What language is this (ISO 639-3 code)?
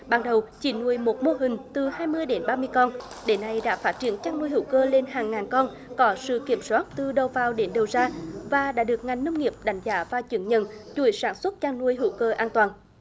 vie